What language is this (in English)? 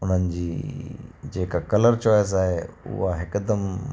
Sindhi